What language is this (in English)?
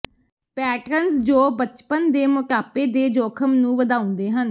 Punjabi